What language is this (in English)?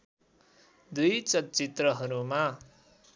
Nepali